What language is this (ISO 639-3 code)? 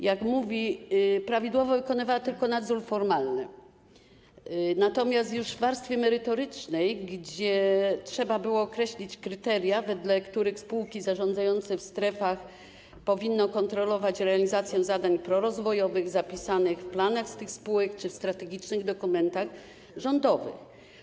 pol